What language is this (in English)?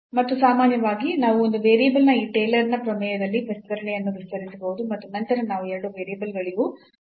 Kannada